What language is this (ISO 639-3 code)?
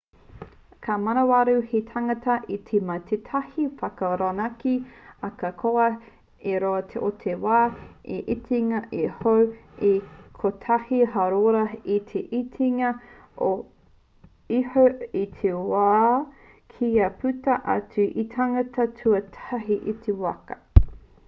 mri